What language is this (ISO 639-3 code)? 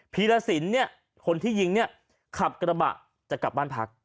tha